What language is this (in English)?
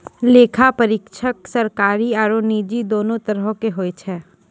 Maithili